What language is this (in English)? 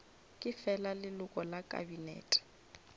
Northern Sotho